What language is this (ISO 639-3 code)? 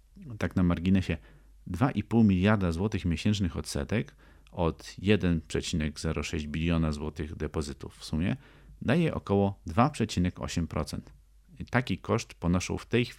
pol